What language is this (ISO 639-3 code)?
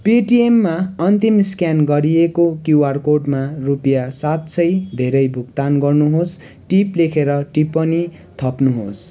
nep